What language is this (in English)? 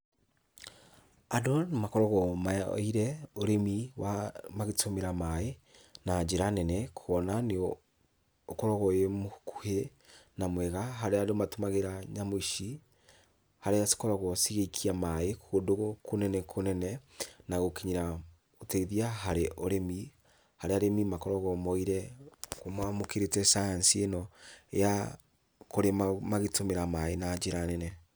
Kikuyu